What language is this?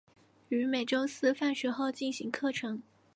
Chinese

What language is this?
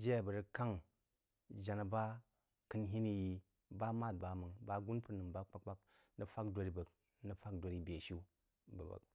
Jiba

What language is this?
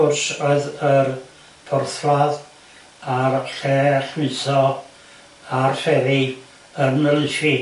Welsh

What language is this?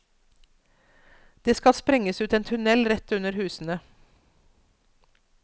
Norwegian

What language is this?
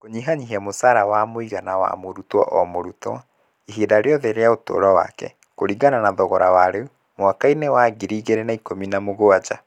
Kikuyu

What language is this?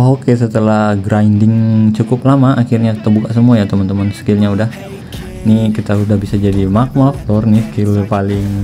Indonesian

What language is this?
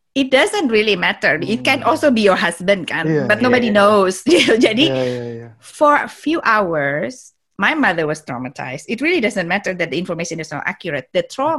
Indonesian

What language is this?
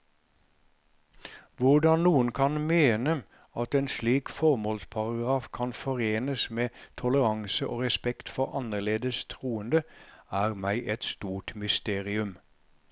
Norwegian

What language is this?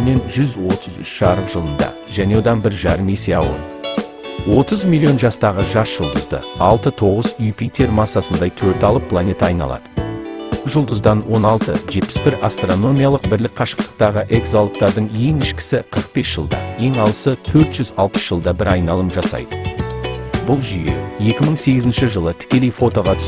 Kazakh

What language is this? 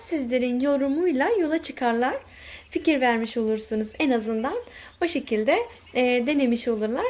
Turkish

